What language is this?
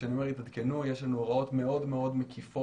Hebrew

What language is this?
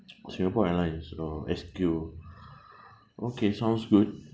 English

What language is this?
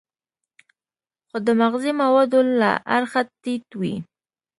Pashto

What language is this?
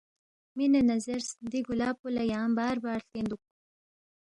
Balti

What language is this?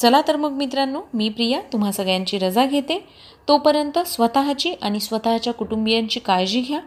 Marathi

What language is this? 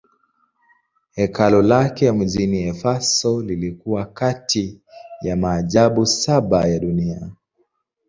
Swahili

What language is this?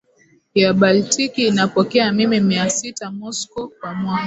Swahili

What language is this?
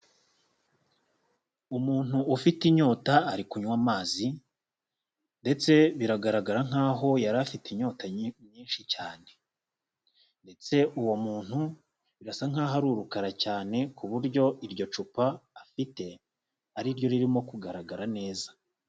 Kinyarwanda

